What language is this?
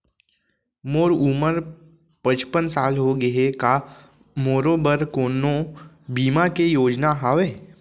Chhattisgarhi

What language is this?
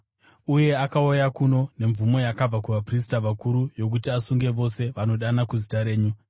Shona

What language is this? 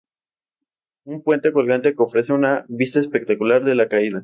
Spanish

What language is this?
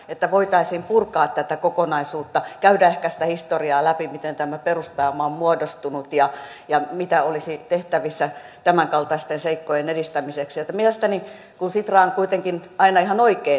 Finnish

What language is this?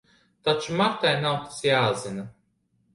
Latvian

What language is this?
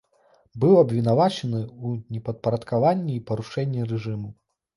Belarusian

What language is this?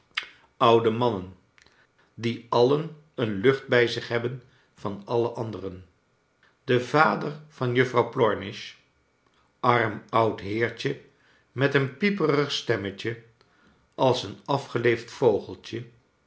Dutch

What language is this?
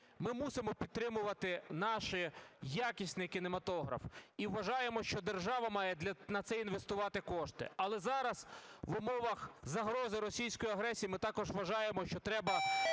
Ukrainian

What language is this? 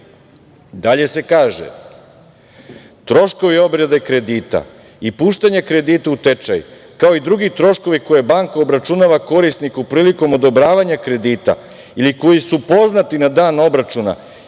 Serbian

